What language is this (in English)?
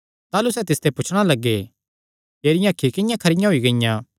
Kangri